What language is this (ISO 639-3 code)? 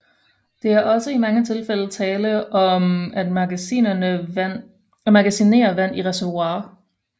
dan